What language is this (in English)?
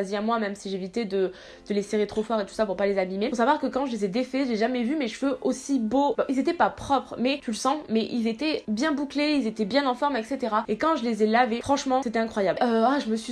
French